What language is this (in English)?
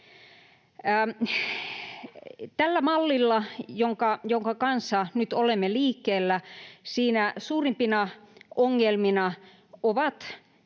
Finnish